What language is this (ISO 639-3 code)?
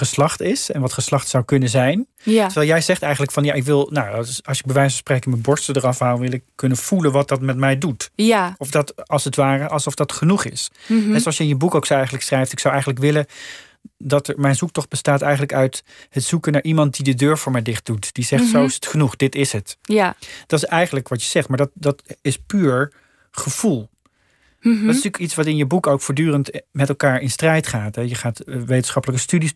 nld